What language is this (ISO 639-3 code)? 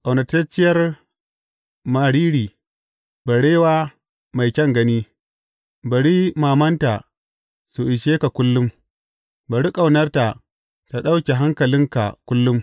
hau